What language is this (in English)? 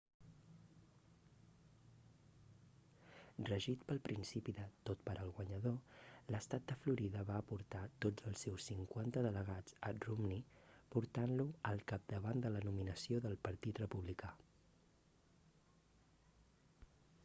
Catalan